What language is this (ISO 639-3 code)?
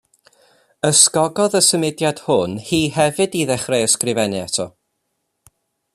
cym